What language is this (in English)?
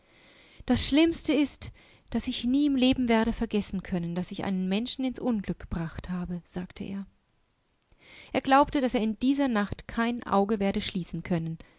German